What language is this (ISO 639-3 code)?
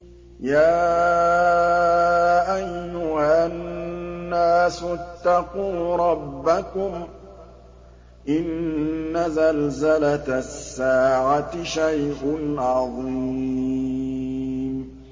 ara